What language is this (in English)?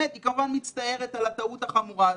Hebrew